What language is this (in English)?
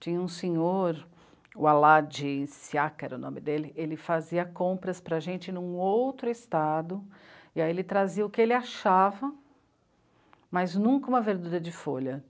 Portuguese